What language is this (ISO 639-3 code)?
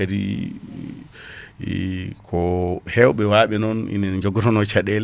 ful